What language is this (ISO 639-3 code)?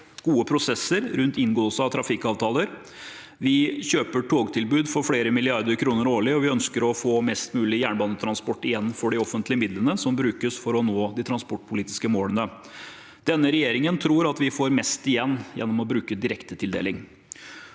nor